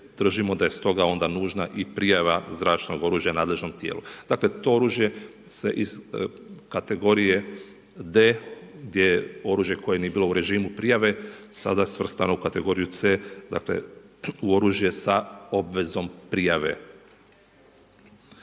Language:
Croatian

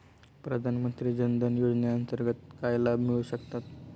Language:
Marathi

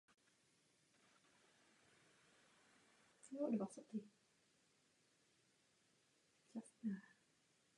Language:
Czech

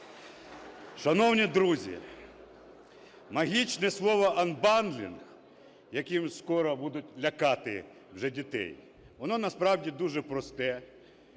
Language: Ukrainian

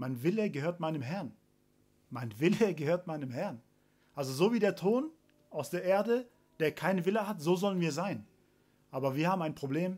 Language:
German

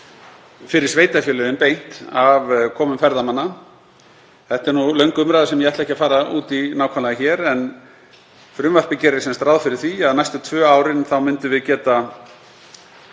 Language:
Icelandic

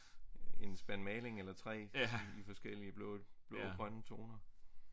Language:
Danish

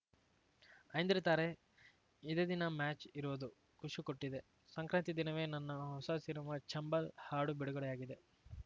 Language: Kannada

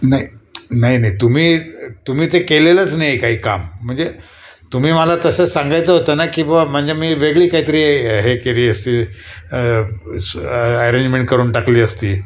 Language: Marathi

